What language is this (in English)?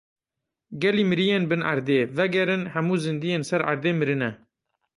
Kurdish